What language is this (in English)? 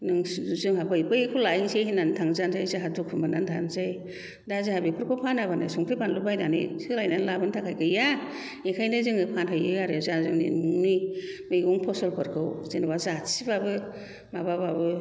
Bodo